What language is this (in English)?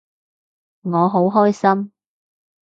Cantonese